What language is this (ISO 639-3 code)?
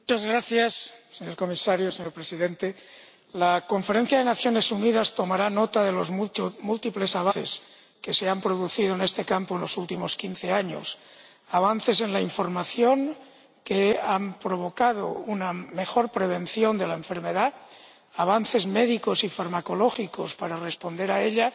spa